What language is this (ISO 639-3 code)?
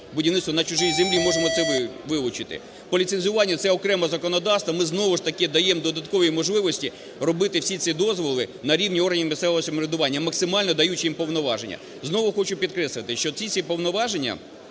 ukr